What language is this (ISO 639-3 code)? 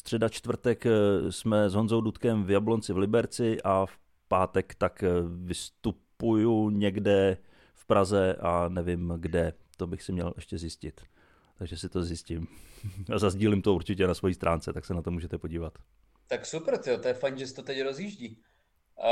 ces